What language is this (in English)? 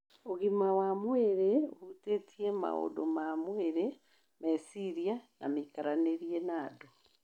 Kikuyu